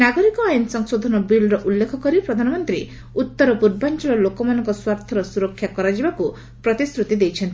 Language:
Odia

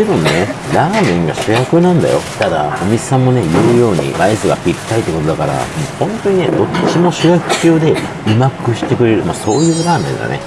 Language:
Japanese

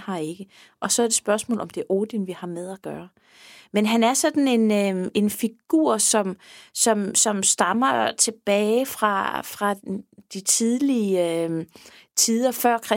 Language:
Danish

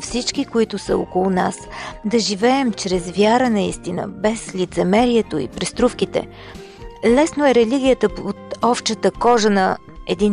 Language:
Bulgarian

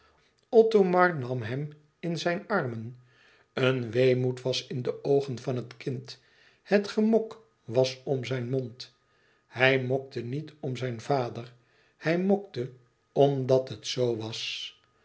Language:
Dutch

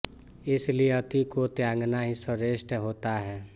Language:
Hindi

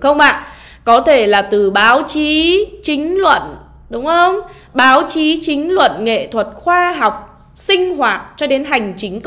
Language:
Vietnamese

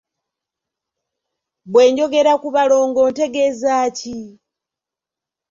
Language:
Ganda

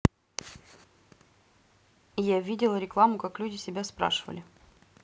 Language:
Russian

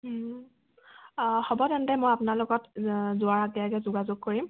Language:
Assamese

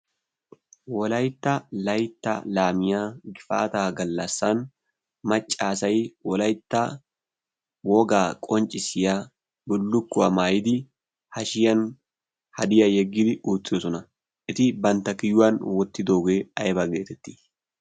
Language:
Wolaytta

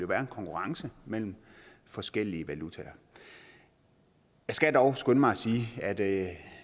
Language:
Danish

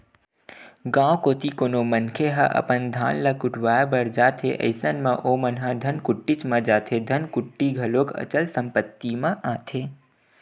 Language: Chhattisgarhi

